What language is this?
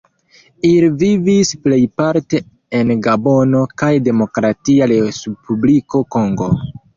Esperanto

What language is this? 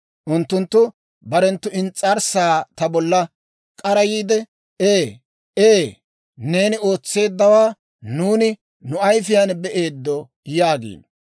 Dawro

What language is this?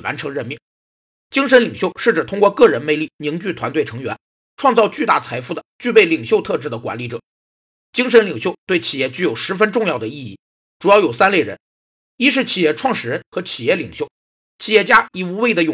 Chinese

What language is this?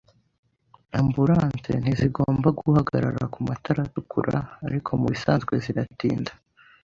Kinyarwanda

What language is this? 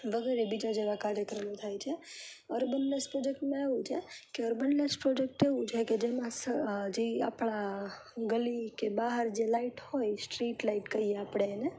Gujarati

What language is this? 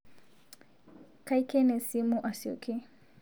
Masai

